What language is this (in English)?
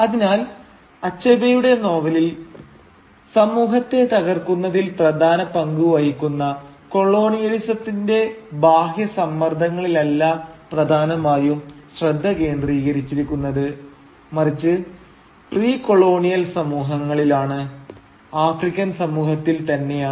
Malayalam